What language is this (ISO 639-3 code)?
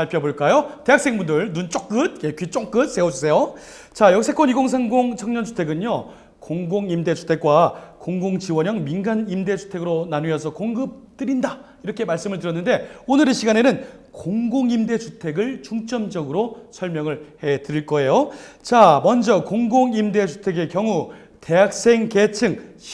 kor